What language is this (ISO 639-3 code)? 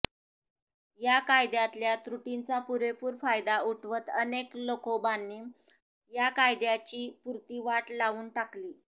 mar